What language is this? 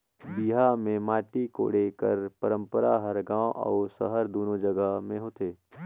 Chhattisgarhi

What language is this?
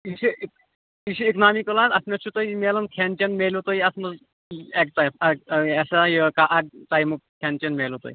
Kashmiri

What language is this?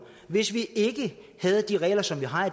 Danish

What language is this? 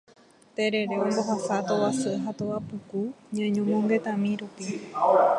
Guarani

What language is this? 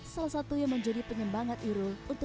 Indonesian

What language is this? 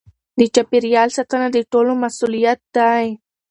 Pashto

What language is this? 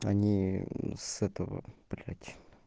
Russian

